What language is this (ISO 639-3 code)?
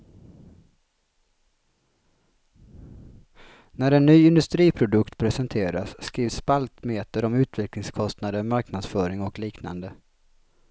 swe